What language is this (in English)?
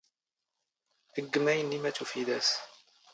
Standard Moroccan Tamazight